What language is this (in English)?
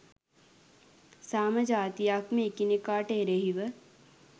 Sinhala